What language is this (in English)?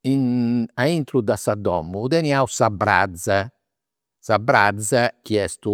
Campidanese Sardinian